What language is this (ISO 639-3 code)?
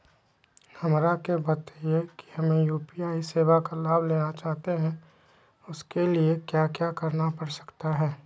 mag